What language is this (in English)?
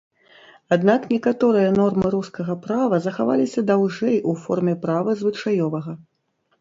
Belarusian